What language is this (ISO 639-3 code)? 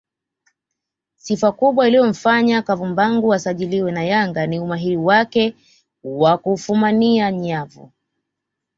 swa